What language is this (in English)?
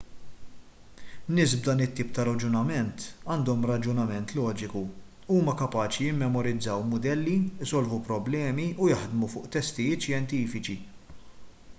Maltese